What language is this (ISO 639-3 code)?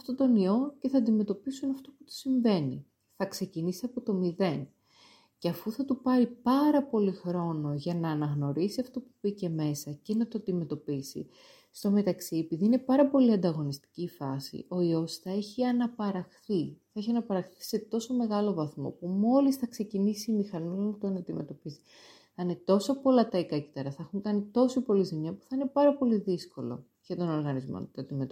ell